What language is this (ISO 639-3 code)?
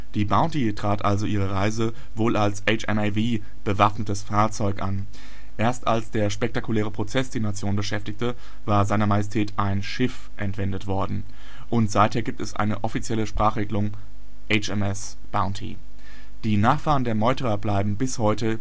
deu